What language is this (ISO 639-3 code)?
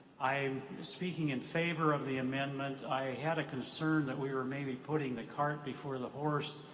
eng